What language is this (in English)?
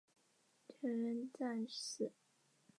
Chinese